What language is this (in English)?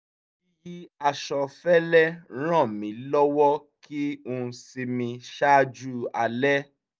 Yoruba